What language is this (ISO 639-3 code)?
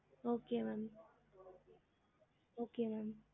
tam